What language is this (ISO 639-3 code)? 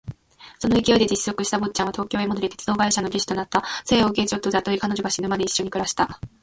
jpn